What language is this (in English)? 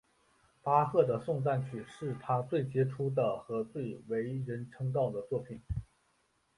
Chinese